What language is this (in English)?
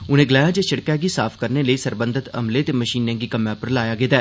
Dogri